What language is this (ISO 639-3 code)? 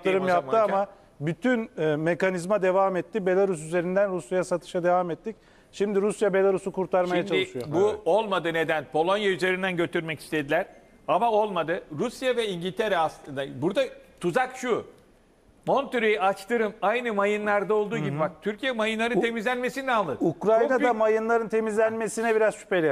tur